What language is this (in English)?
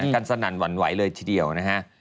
Thai